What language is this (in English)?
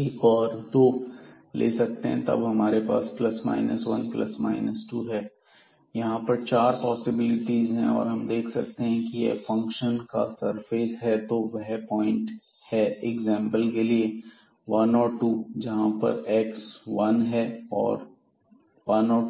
Hindi